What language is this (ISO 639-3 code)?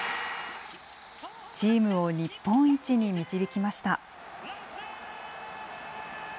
jpn